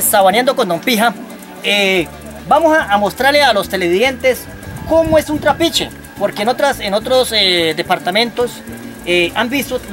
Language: Spanish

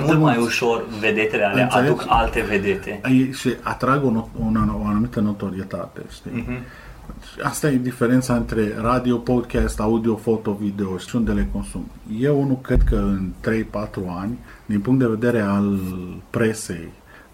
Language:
Romanian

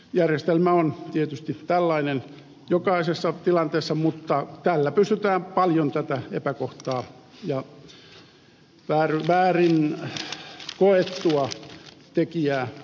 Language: Finnish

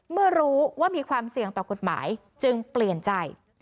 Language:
Thai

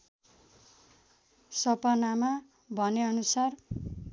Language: Nepali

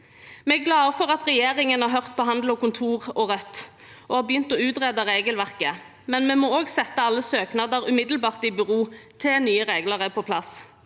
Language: Norwegian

